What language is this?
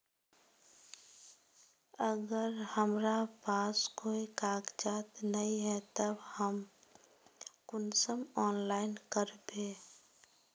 Magahi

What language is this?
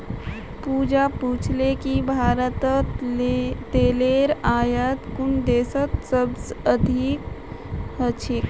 Magahi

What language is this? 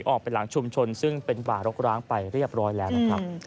Thai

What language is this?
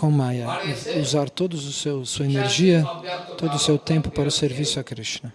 Portuguese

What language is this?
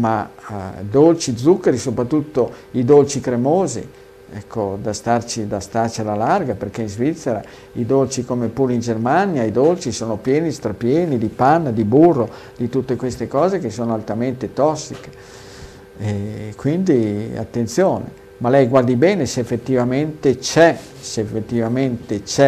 Italian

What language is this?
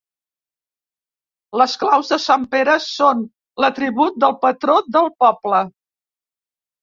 Catalan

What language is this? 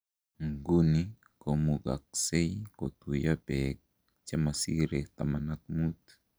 Kalenjin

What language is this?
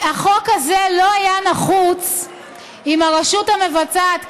Hebrew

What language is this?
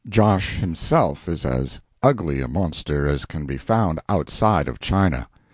English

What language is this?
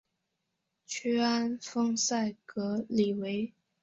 Chinese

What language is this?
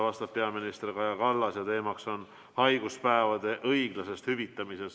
Estonian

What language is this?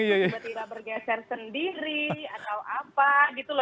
Indonesian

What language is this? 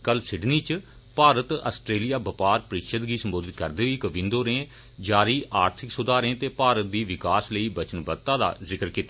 Dogri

